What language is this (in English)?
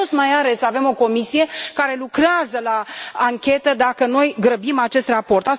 Romanian